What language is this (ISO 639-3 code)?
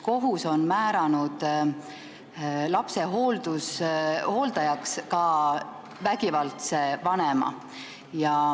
est